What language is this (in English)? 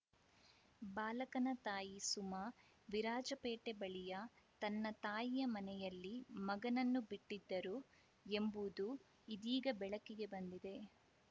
Kannada